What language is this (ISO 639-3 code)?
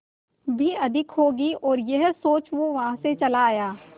hin